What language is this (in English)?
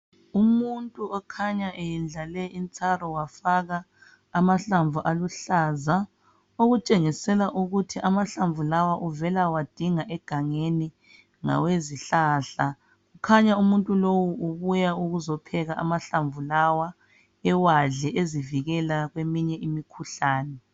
North Ndebele